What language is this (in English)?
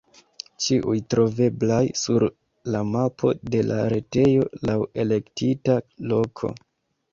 Esperanto